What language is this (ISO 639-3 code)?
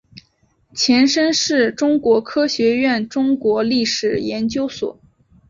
zho